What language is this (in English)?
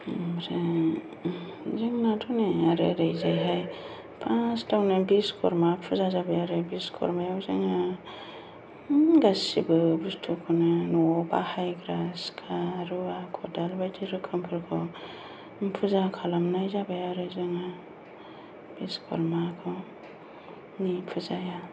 Bodo